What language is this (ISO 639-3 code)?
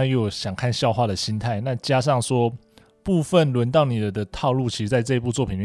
zho